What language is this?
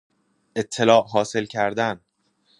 Persian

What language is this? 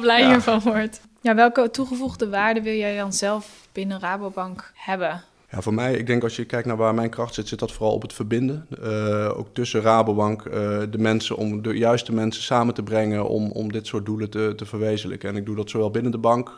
Dutch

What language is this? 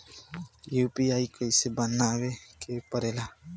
Bhojpuri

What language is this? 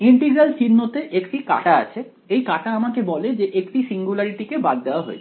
Bangla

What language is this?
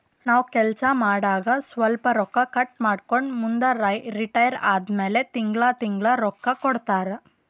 Kannada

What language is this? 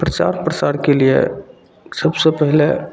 Maithili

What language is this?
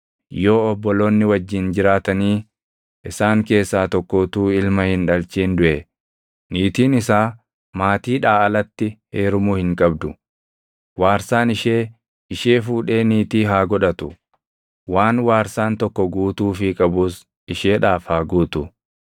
Oromo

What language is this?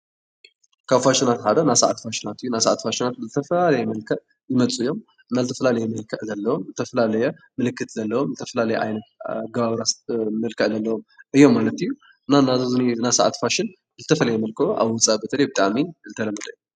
Tigrinya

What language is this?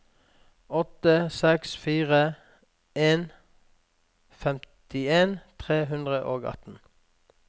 Norwegian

